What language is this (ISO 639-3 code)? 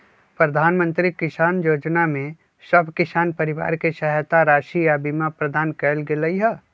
mag